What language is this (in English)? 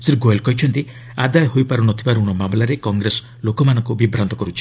Odia